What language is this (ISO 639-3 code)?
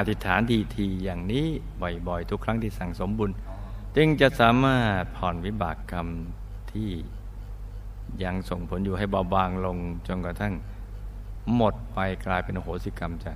tha